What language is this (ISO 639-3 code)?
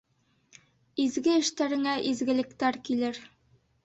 bak